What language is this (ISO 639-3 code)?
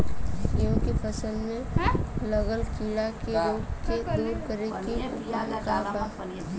bho